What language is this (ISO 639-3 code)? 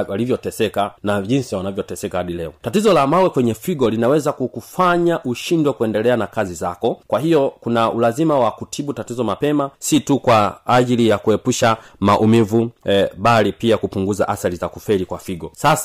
swa